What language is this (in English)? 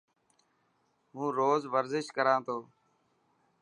Dhatki